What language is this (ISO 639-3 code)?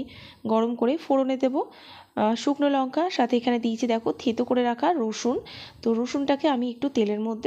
ben